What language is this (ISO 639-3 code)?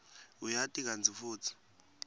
ssw